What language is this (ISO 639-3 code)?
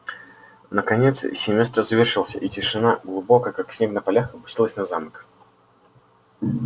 rus